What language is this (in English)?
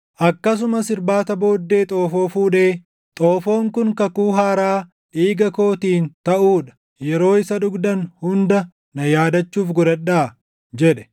Oromo